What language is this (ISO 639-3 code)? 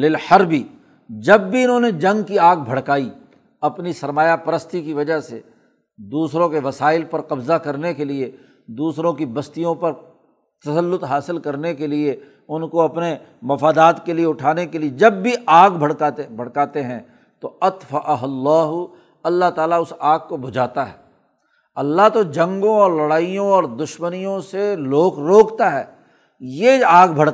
urd